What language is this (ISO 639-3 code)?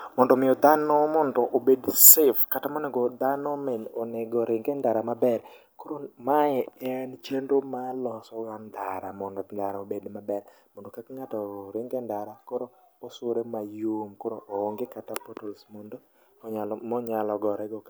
luo